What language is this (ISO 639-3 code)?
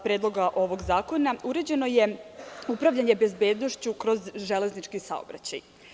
srp